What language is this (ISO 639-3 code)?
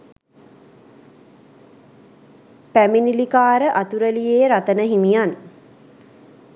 sin